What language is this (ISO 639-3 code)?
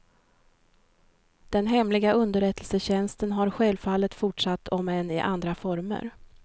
swe